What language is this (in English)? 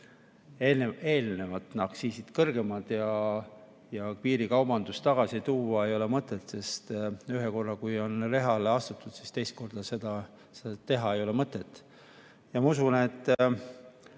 Estonian